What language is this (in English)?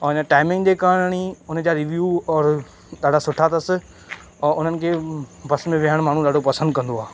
Sindhi